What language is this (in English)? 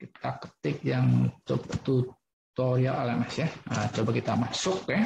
Indonesian